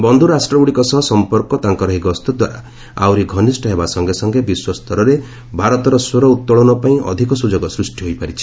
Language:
Odia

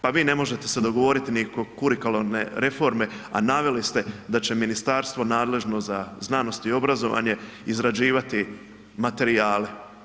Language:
Croatian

